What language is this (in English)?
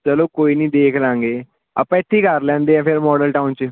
Punjabi